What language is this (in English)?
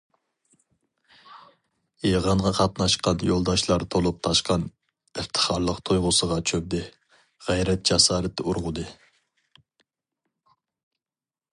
Uyghur